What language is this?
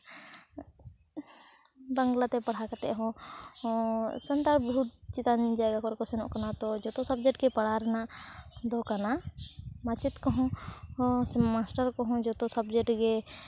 Santali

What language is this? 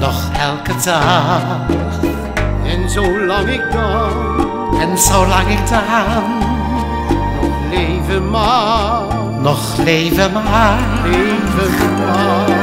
Dutch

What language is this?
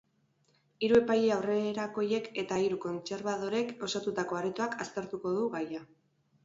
Basque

